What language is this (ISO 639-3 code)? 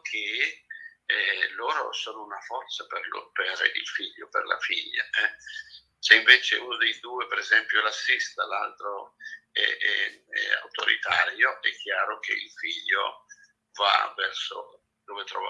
ita